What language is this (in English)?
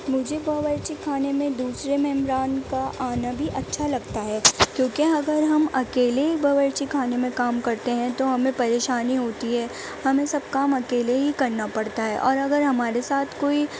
Urdu